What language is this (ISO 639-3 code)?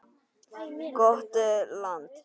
isl